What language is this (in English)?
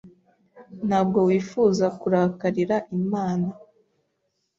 Kinyarwanda